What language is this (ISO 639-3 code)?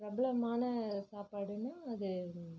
tam